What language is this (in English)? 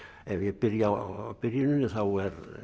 Icelandic